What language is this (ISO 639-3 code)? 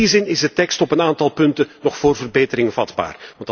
nld